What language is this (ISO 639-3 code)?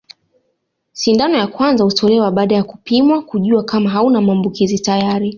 swa